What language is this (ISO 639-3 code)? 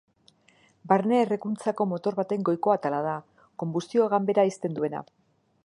eus